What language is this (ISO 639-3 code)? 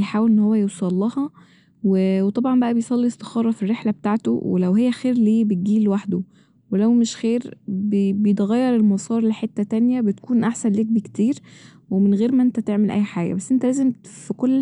arz